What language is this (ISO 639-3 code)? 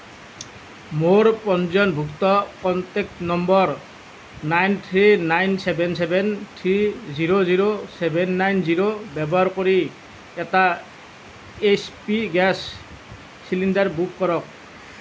asm